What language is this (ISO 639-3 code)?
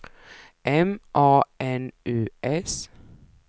swe